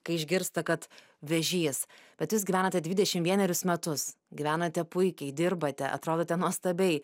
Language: Lithuanian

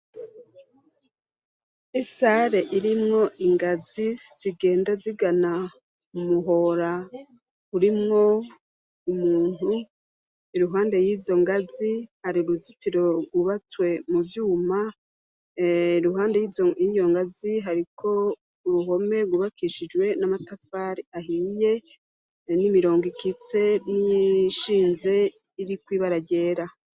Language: Rundi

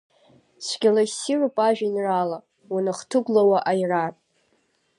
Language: Abkhazian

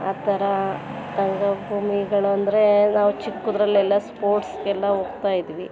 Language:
Kannada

